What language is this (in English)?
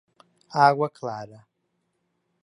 Portuguese